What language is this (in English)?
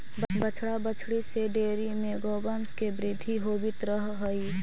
Magahi